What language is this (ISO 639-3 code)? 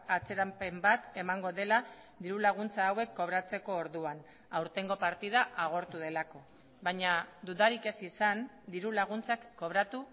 eus